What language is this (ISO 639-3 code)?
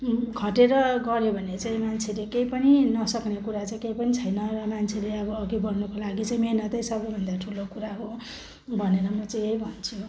nep